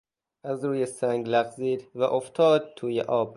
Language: Persian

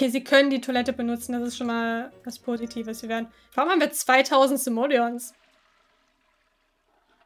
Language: German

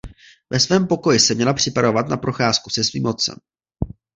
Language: Czech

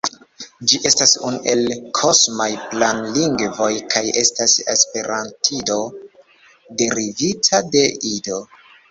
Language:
Esperanto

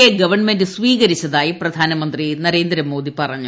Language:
Malayalam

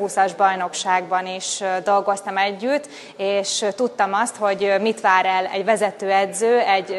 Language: Hungarian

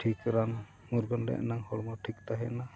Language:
Santali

